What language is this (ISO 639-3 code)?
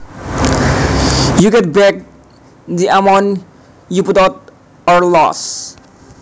jav